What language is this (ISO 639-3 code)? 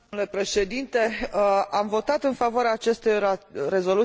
ron